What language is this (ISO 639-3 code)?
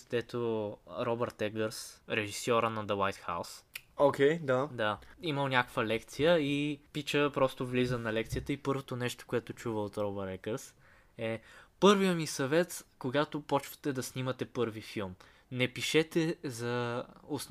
bul